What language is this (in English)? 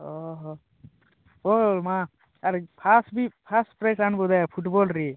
Odia